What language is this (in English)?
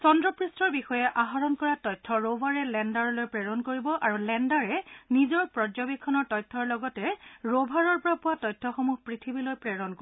Assamese